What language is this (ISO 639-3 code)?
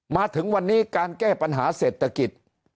tha